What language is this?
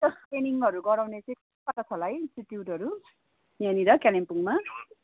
Nepali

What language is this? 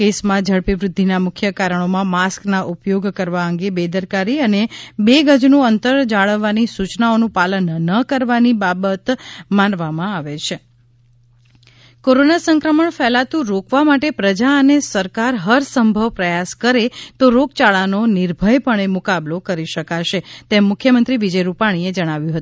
Gujarati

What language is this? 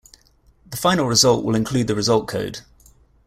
English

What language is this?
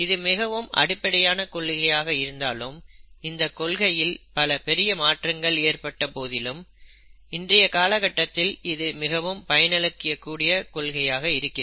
Tamil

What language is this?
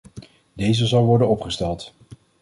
Dutch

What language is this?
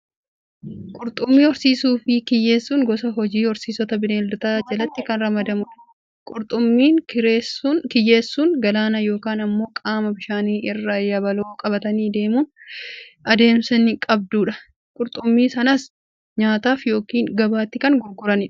Oromo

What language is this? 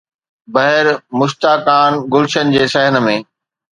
Sindhi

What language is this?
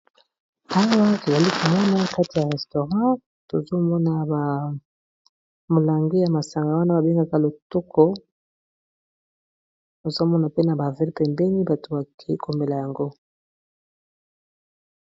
Lingala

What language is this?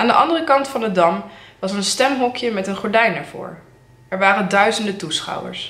Dutch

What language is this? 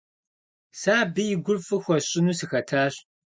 Kabardian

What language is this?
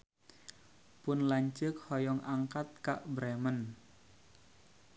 Sundanese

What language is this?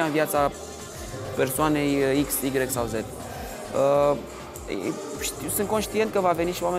Romanian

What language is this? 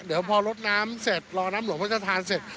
Thai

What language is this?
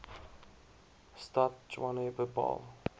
Afrikaans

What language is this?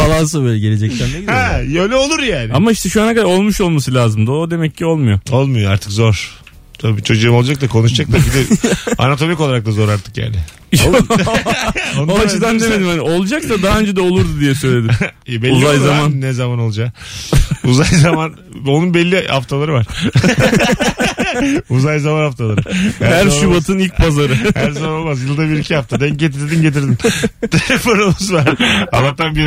Turkish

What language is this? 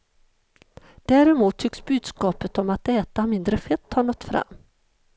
Swedish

